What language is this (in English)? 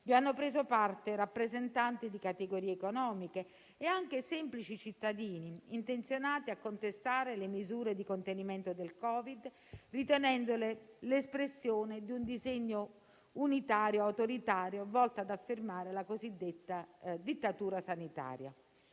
Italian